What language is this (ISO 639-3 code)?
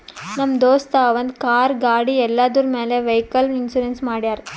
kan